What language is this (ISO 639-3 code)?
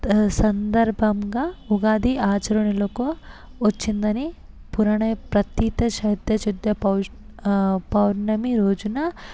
tel